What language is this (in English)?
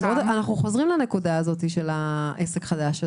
Hebrew